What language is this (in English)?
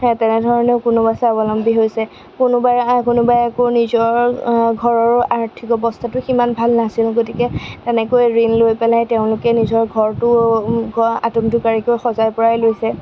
Assamese